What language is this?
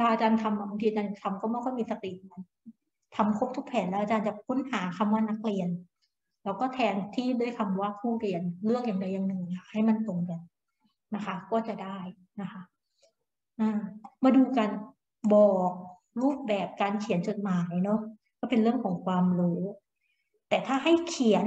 Thai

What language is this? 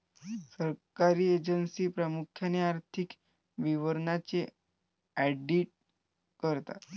Marathi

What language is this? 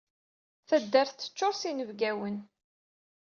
Kabyle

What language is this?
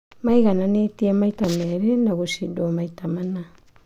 Kikuyu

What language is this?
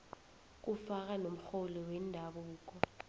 South Ndebele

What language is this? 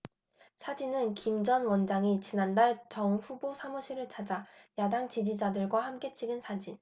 Korean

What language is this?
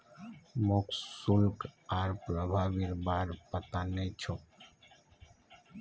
Magahi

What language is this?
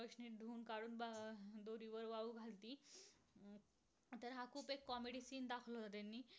Marathi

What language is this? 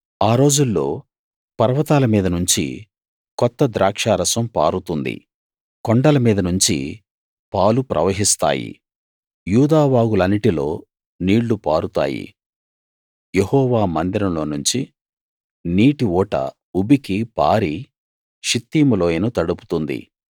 Telugu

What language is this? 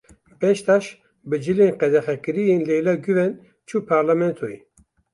Kurdish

